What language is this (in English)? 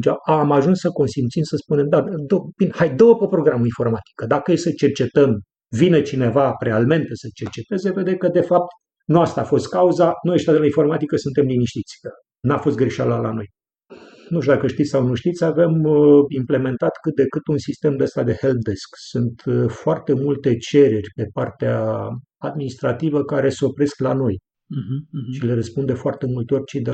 Romanian